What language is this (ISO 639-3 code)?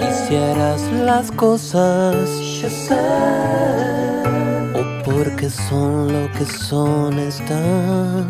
ron